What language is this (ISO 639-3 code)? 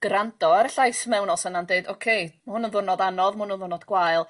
cym